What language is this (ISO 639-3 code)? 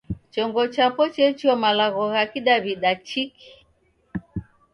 dav